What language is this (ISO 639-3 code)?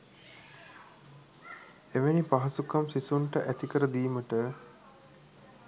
sin